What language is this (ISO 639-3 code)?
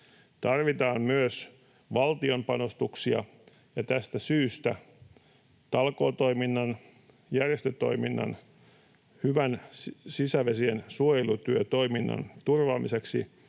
fin